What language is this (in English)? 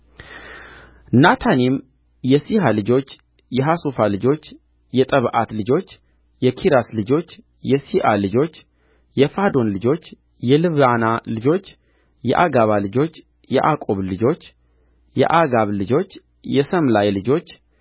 Amharic